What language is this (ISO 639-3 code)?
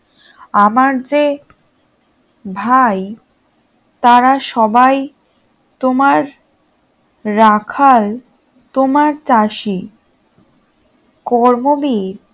ben